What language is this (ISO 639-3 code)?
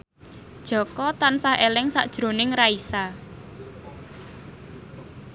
jav